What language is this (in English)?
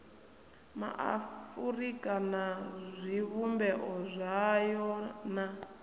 Venda